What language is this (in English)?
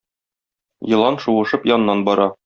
Tatar